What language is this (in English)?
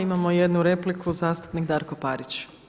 Croatian